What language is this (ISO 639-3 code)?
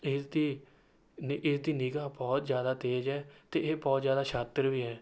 pan